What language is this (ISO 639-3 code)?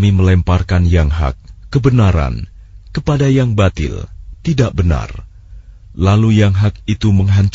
ind